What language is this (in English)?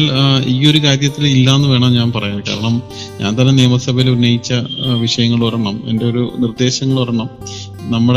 Malayalam